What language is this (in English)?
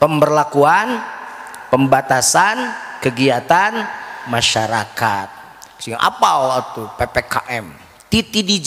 Indonesian